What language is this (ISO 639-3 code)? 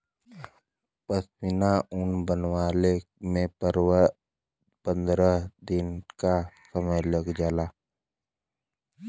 bho